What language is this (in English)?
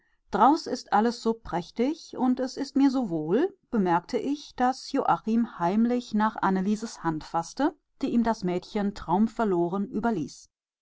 German